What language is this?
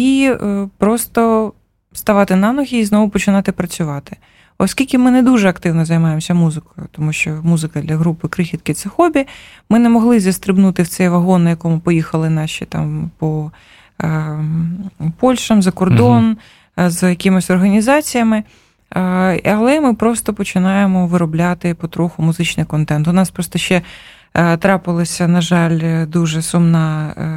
Ukrainian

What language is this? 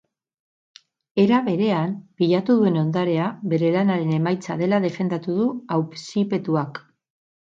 Basque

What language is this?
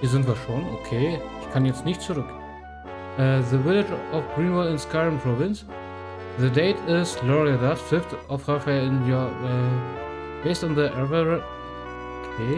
German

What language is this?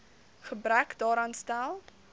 Afrikaans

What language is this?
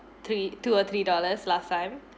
English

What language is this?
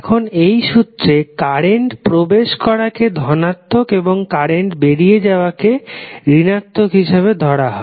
Bangla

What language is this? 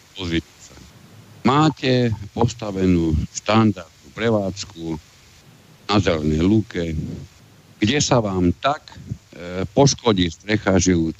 Slovak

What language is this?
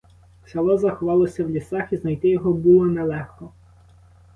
Ukrainian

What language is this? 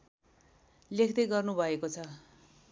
Nepali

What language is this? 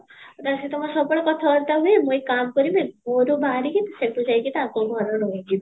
Odia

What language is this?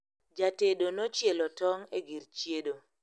Luo (Kenya and Tanzania)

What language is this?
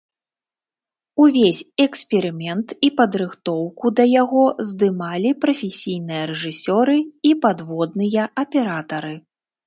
Belarusian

